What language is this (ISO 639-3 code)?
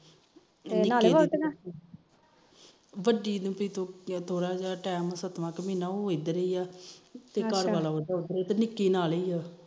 pan